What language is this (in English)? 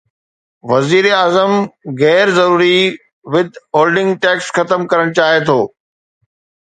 Sindhi